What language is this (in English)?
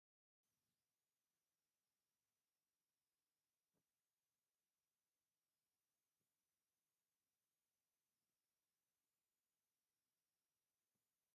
Tigrinya